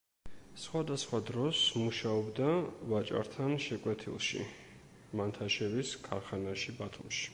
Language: Georgian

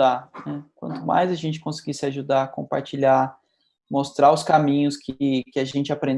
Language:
Portuguese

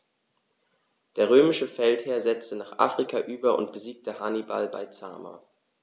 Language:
German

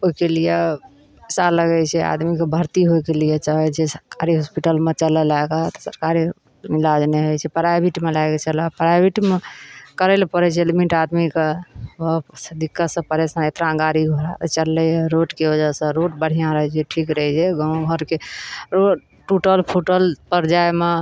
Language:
Maithili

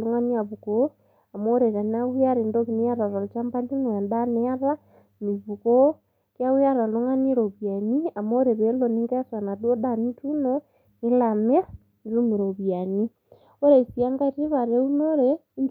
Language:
Masai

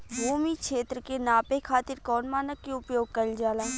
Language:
Bhojpuri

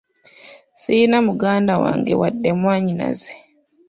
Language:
Ganda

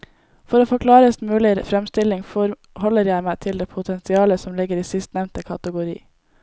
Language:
Norwegian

